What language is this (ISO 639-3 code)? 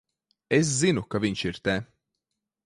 lav